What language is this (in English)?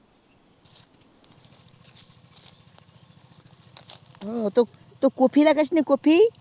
Bangla